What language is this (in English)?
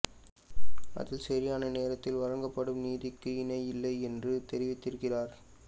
Tamil